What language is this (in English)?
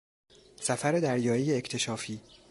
Persian